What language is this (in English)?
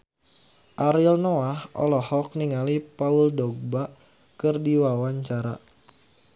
Sundanese